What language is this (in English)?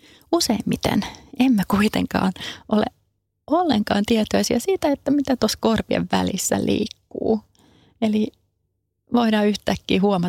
Finnish